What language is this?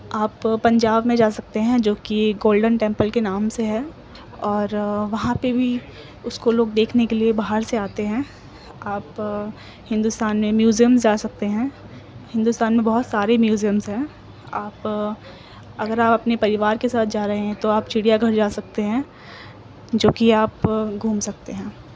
Urdu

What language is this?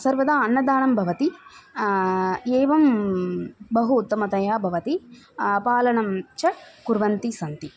Sanskrit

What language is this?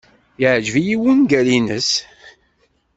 Kabyle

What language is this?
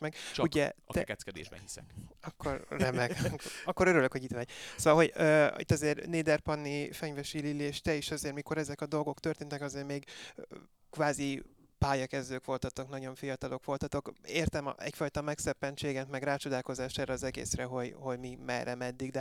Hungarian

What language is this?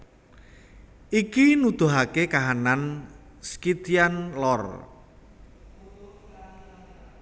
Javanese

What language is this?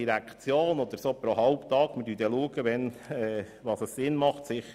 Swiss German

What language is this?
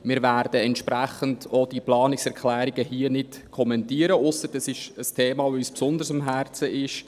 Swiss German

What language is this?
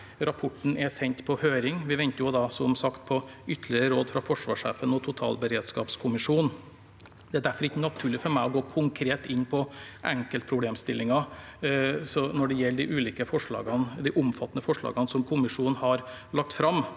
Norwegian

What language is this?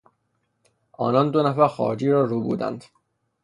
Persian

